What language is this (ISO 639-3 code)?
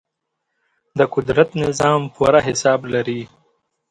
pus